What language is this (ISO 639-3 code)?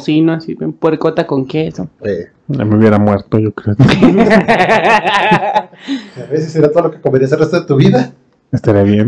spa